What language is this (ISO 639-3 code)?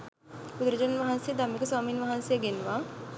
sin